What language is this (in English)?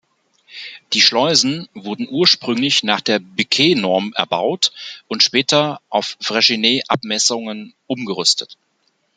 German